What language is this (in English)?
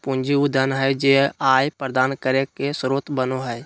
Magahi